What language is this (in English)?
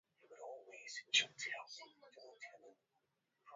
Swahili